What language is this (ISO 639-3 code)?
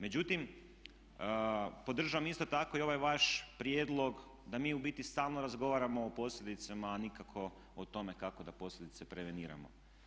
hrv